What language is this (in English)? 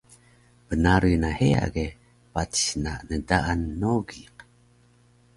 Taroko